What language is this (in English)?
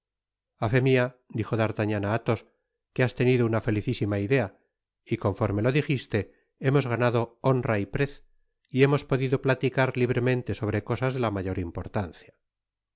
Spanish